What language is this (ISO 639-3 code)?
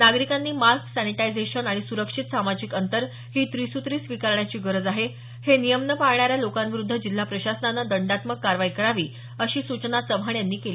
mar